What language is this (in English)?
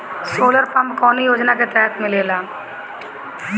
Bhojpuri